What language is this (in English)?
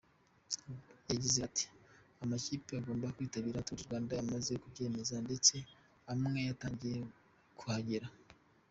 Kinyarwanda